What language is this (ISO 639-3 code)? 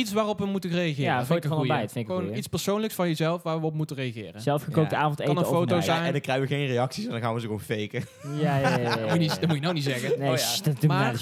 nld